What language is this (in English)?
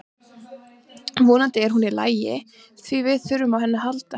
Icelandic